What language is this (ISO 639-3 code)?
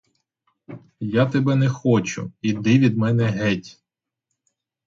ukr